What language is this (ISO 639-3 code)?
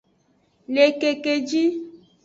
ajg